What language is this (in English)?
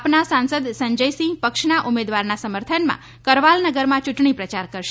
Gujarati